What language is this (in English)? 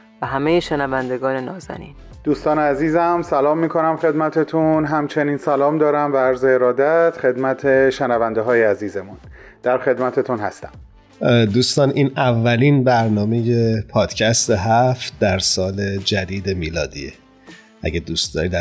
Persian